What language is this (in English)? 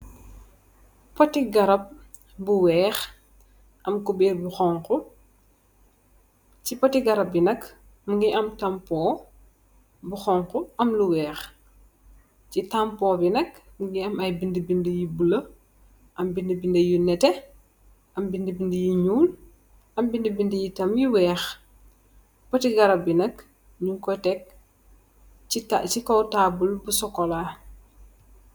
Wolof